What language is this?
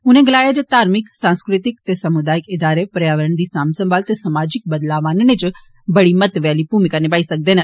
Dogri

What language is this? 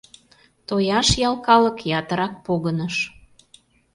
Mari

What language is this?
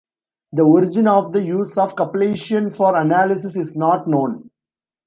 English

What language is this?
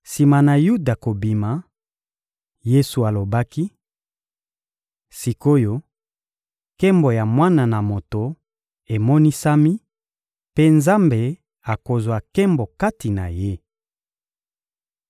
Lingala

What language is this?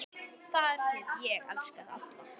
Icelandic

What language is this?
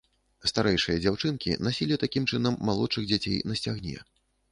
Belarusian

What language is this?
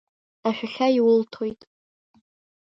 Abkhazian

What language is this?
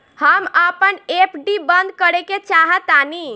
Bhojpuri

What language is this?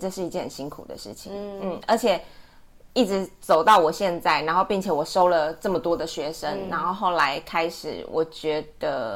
Chinese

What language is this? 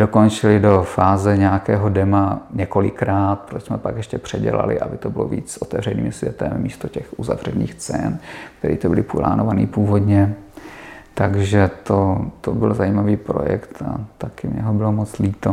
Czech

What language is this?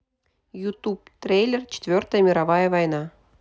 Russian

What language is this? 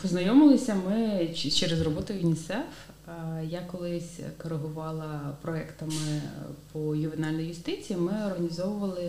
Ukrainian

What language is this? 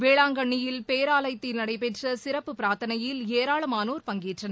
Tamil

